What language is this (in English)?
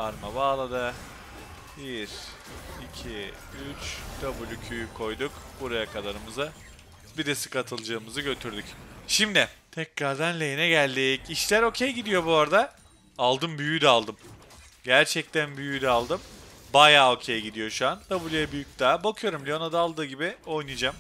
Turkish